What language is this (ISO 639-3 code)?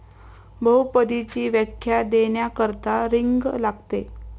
mar